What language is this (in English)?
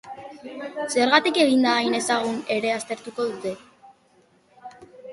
Basque